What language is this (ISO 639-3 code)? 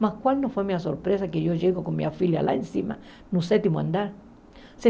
por